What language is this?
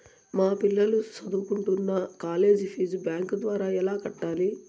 Telugu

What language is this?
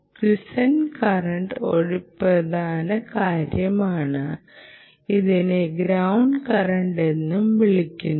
Malayalam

